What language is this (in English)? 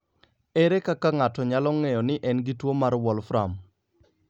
Luo (Kenya and Tanzania)